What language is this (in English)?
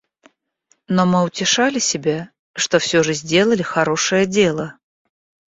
Russian